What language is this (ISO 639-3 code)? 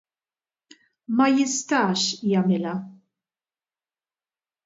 mlt